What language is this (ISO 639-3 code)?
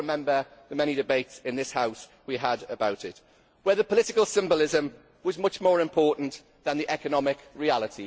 eng